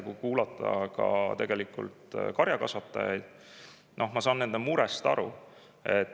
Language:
Estonian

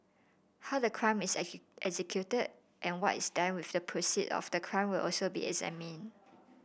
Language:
English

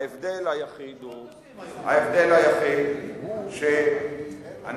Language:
Hebrew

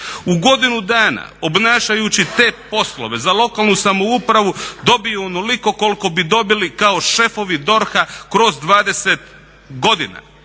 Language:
Croatian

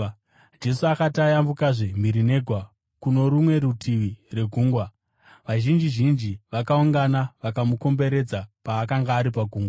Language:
Shona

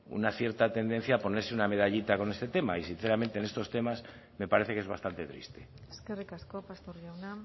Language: Spanish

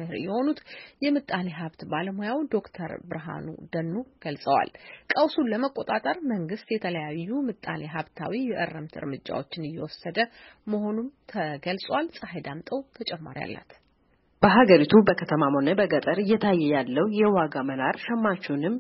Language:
Amharic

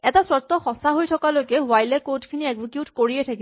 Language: Assamese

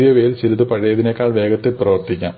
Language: Malayalam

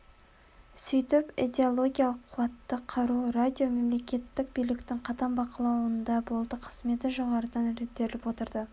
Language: Kazakh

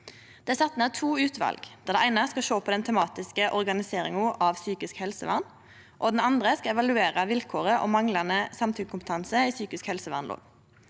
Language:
Norwegian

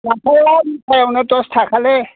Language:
Bodo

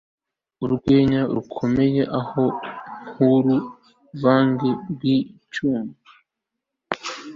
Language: Kinyarwanda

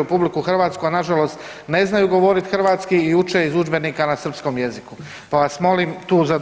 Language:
Croatian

